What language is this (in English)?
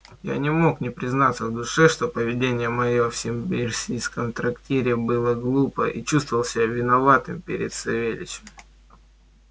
Russian